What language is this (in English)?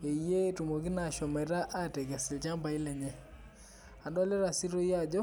Masai